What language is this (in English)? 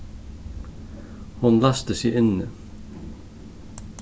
Faroese